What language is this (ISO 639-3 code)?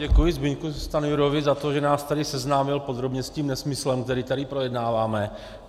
ces